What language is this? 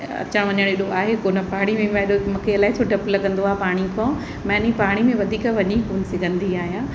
Sindhi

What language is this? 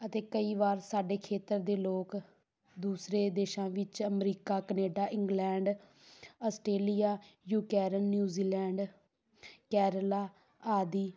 Punjabi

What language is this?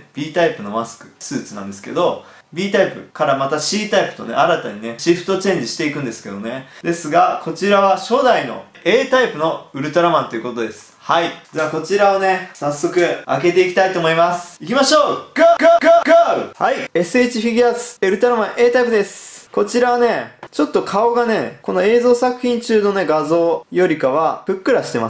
Japanese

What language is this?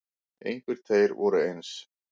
Icelandic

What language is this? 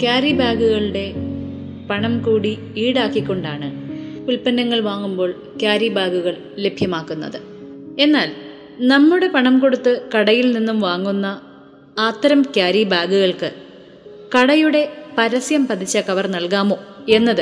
Malayalam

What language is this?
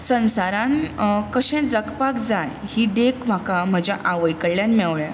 Konkani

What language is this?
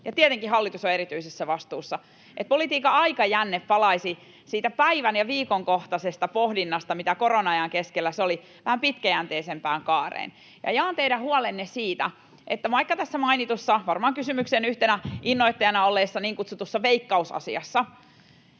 Finnish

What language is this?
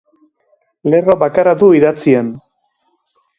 Basque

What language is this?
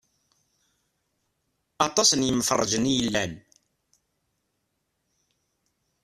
Kabyle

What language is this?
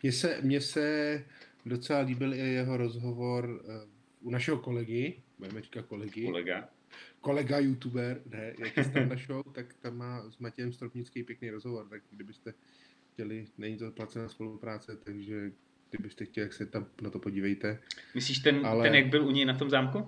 Czech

